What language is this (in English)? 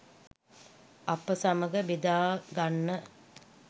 Sinhala